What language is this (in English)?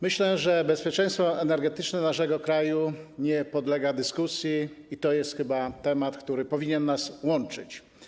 Polish